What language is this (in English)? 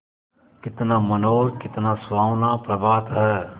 Hindi